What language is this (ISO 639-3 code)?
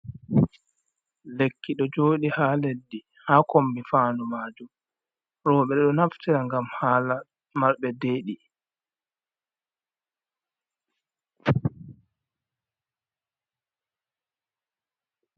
ful